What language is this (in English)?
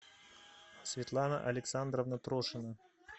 Russian